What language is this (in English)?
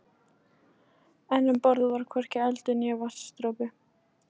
Icelandic